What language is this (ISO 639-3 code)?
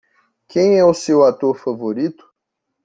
por